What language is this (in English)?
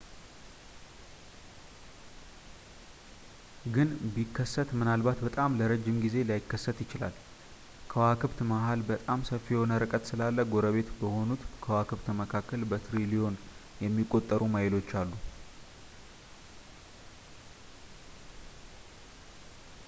Amharic